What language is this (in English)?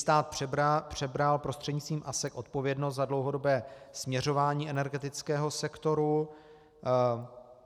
Czech